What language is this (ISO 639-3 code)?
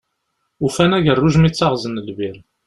kab